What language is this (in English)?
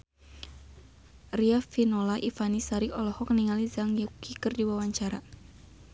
Sundanese